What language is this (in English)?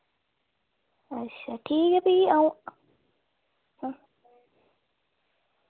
Dogri